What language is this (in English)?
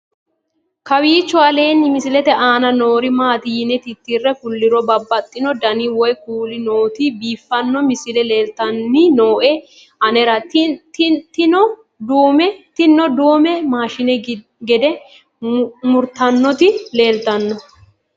Sidamo